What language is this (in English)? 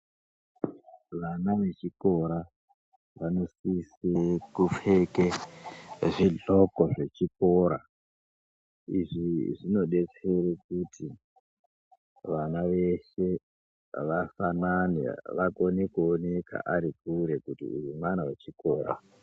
Ndau